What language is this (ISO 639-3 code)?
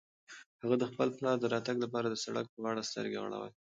pus